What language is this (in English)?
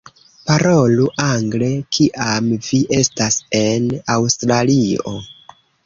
Esperanto